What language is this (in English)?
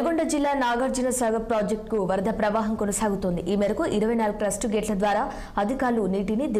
Telugu